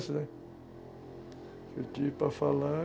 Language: Portuguese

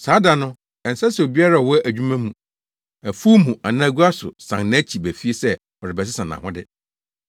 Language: Akan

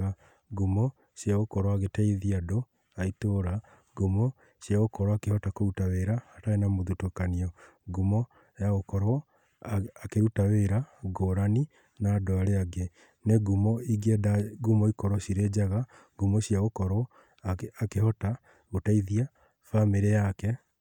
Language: Kikuyu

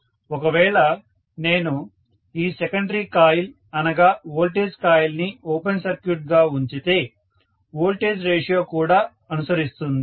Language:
Telugu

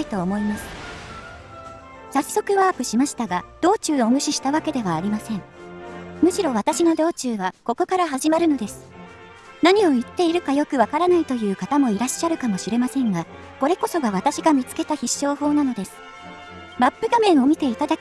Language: Japanese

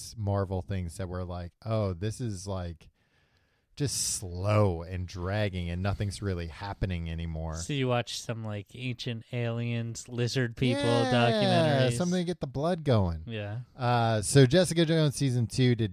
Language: English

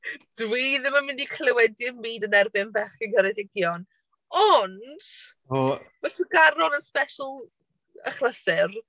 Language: Welsh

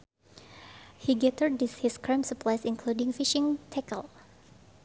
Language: Sundanese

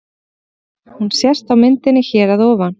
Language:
Icelandic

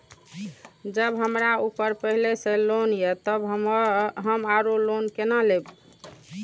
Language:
Maithili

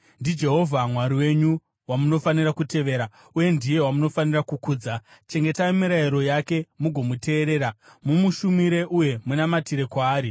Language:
Shona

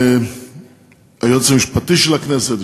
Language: Hebrew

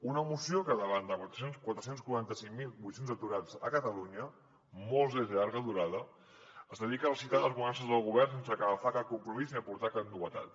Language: Catalan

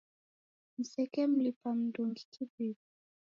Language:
Taita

